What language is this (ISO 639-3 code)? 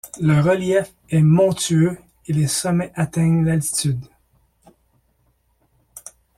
fra